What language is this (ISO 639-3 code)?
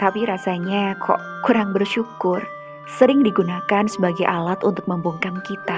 ind